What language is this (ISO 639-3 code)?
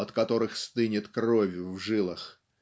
rus